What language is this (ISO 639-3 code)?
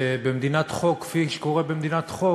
heb